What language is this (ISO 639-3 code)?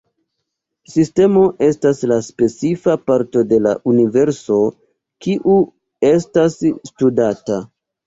epo